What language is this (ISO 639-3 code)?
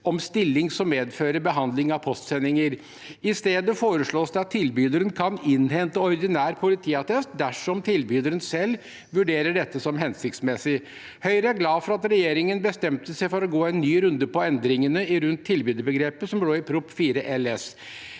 nor